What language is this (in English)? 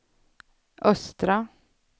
Swedish